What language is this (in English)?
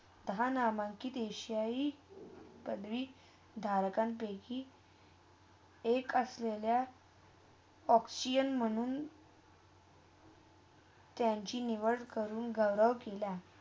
Marathi